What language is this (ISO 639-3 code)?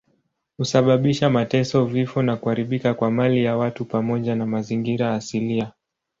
swa